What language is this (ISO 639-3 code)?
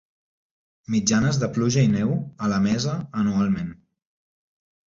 cat